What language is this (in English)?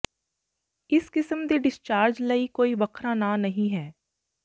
Punjabi